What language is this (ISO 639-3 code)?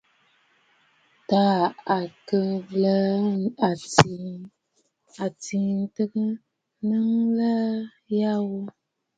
bfd